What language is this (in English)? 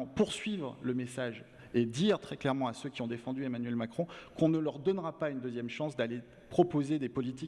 French